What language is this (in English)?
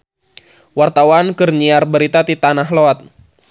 Sundanese